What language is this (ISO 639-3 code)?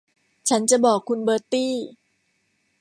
tha